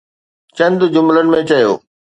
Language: Sindhi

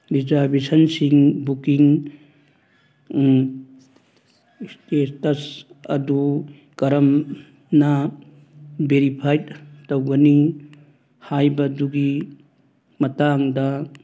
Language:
Manipuri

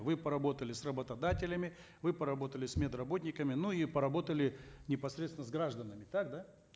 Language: Kazakh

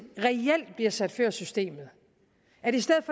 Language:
Danish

